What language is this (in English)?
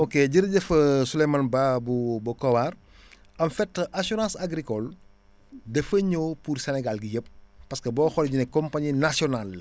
Wolof